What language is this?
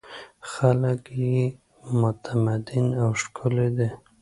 Pashto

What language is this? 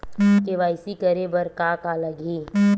Chhattisgarhi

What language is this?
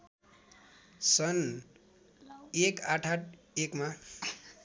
Nepali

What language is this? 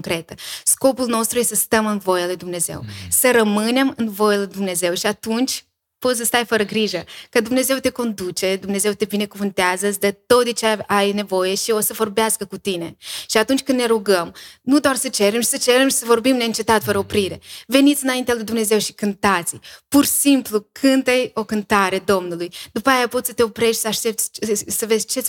Romanian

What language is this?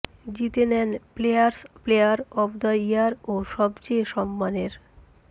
Bangla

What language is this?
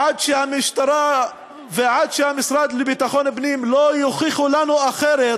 Hebrew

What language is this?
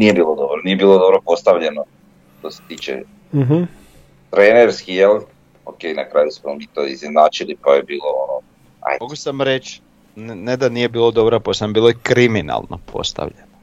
Croatian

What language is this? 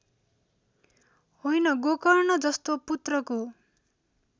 Nepali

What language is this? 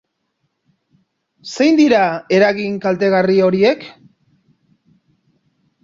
Basque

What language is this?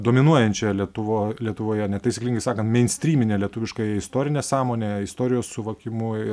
Lithuanian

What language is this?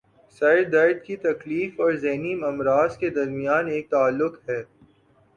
Urdu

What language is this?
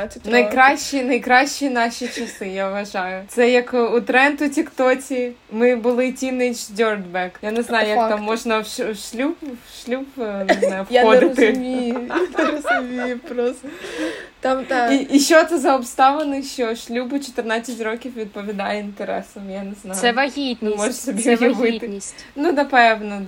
Ukrainian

